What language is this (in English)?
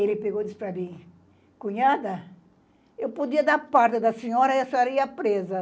Portuguese